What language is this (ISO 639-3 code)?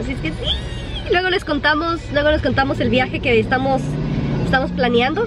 spa